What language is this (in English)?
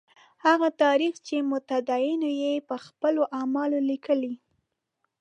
Pashto